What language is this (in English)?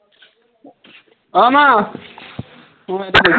Assamese